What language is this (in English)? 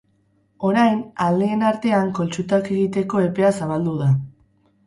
Basque